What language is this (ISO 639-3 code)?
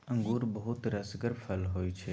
mai